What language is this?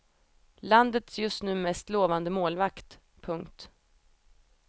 Swedish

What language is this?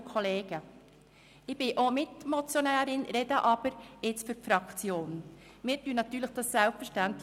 Swiss German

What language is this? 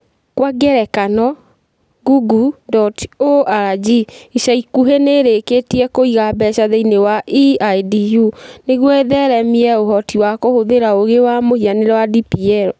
Kikuyu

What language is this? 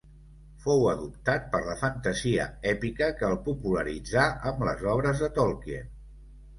Catalan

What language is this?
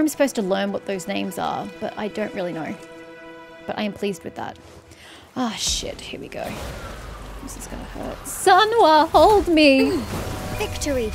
English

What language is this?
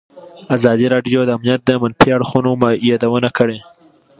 Pashto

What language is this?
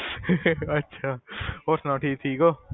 Punjabi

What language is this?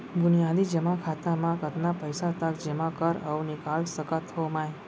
Chhattisgarhi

